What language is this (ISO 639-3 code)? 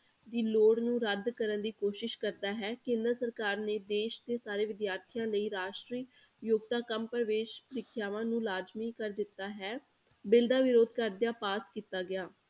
pan